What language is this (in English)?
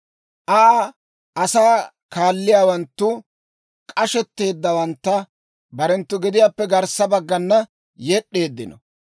Dawro